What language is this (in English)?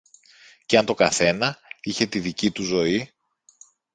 Greek